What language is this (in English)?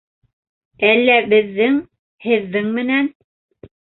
Bashkir